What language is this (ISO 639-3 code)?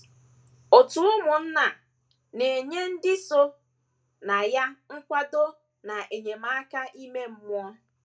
ibo